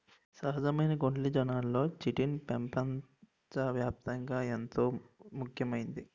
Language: Telugu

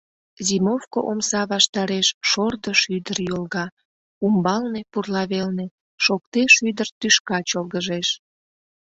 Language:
Mari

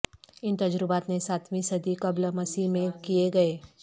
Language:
Urdu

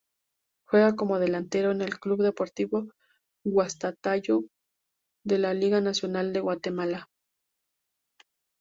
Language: Spanish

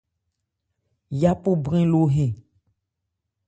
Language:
Ebrié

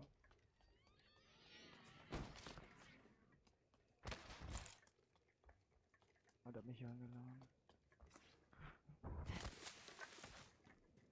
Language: German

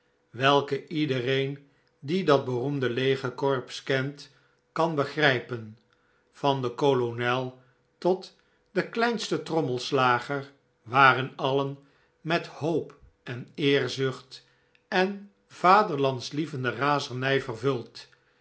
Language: Dutch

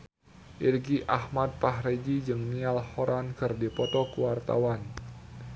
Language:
Sundanese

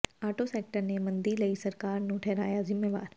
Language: Punjabi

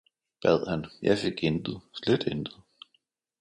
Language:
Danish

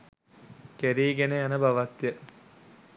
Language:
Sinhala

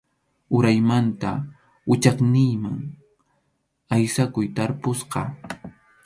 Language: Arequipa-La Unión Quechua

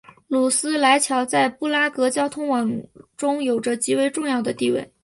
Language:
Chinese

